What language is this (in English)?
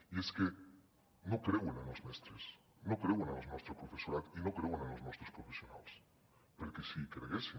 Catalan